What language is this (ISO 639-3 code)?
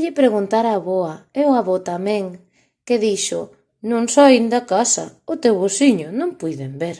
spa